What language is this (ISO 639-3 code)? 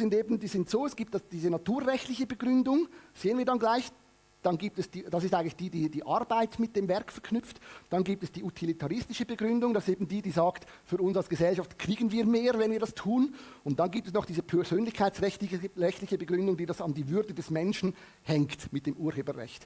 deu